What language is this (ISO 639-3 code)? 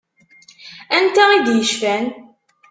kab